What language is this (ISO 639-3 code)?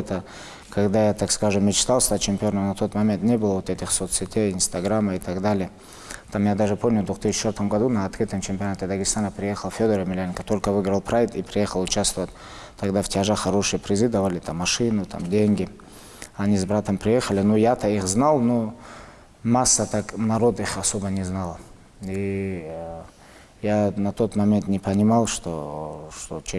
rus